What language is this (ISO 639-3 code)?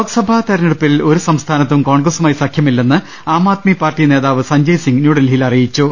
mal